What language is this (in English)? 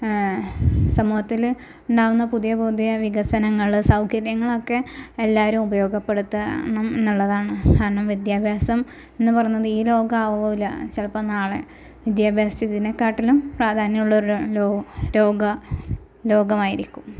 Malayalam